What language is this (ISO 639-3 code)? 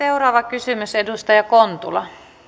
fin